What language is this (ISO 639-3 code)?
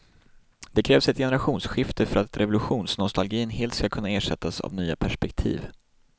swe